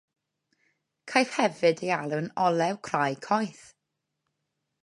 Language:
Welsh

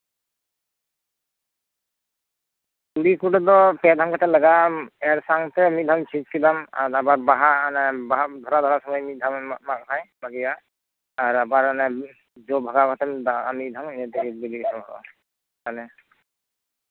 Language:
Santali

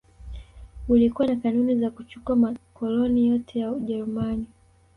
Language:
Swahili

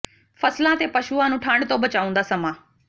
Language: Punjabi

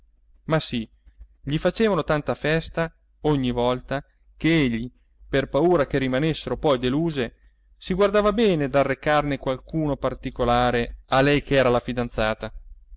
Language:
Italian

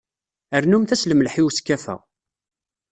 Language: Kabyle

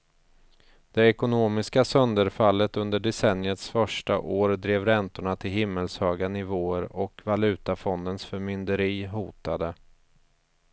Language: Swedish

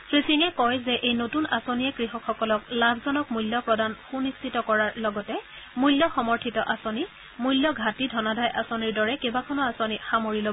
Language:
Assamese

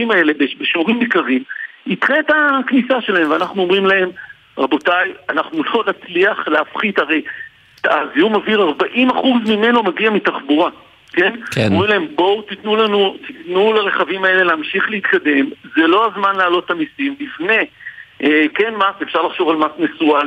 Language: Hebrew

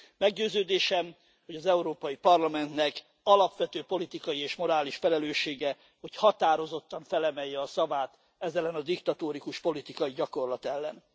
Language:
Hungarian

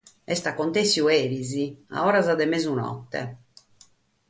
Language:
Sardinian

